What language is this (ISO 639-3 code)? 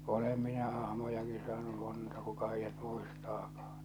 fin